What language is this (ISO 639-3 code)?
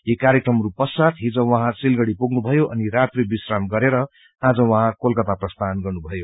nep